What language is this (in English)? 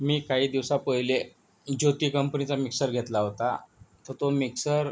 Marathi